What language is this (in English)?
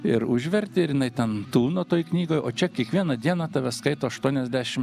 Lithuanian